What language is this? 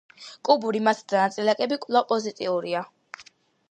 Georgian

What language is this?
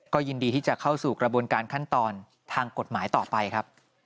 Thai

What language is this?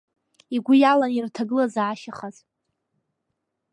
Abkhazian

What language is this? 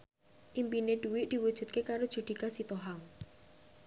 Javanese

